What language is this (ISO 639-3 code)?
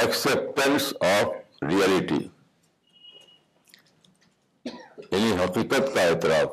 urd